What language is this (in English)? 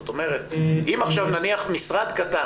Hebrew